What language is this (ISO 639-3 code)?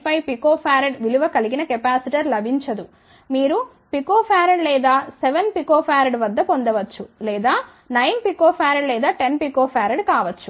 tel